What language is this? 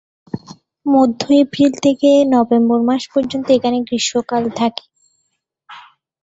Bangla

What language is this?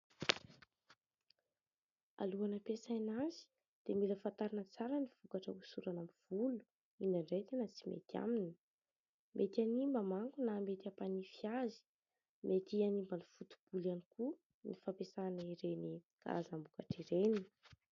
Malagasy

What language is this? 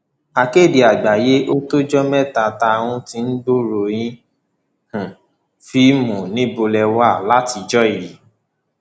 Yoruba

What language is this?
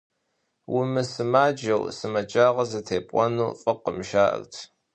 Kabardian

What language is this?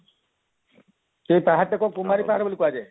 Odia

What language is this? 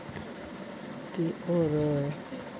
Dogri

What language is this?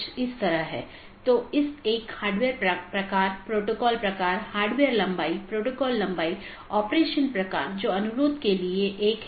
Hindi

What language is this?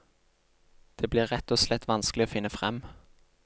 Norwegian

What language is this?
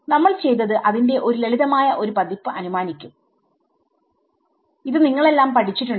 Malayalam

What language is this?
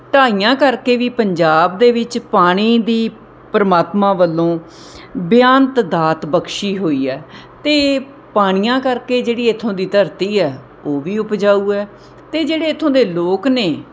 Punjabi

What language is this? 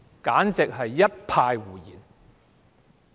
Cantonese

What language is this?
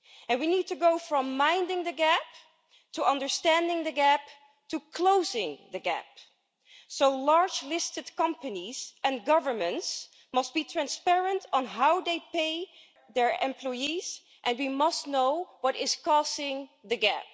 English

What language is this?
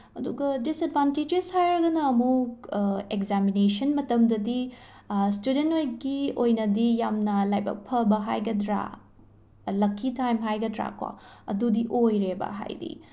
Manipuri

